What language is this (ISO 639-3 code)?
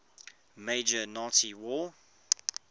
eng